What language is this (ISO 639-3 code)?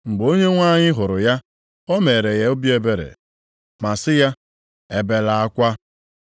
ibo